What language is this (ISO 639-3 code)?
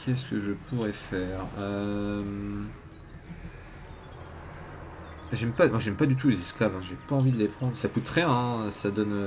fra